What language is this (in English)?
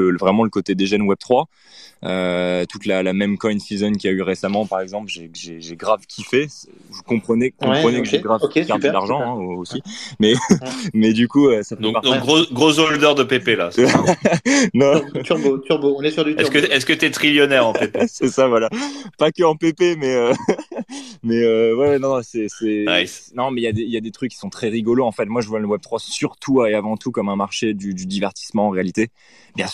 French